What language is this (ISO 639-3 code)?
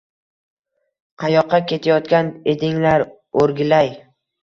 uzb